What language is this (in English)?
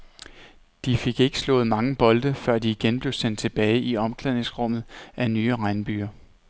Danish